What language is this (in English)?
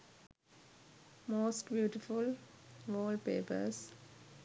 Sinhala